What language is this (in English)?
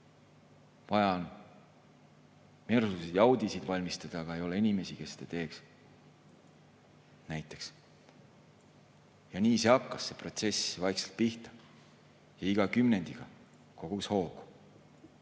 Estonian